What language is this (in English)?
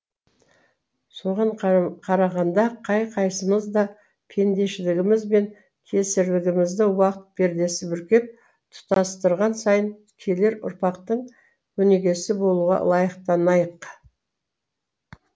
Kazakh